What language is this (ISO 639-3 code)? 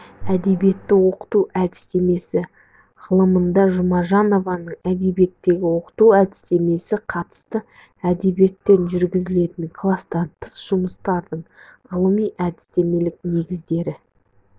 kaz